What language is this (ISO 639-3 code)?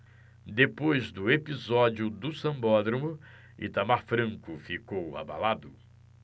por